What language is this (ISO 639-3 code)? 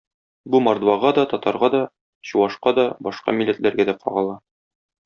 tat